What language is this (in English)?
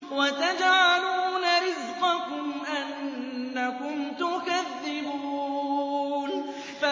Arabic